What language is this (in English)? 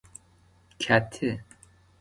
Persian